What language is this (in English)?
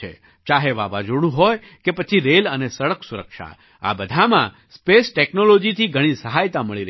Gujarati